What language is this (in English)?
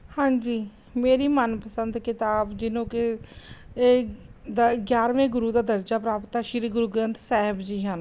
Punjabi